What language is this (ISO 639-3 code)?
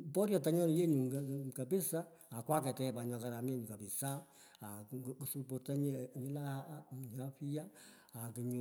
pko